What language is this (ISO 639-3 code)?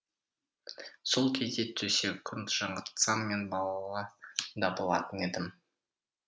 kaz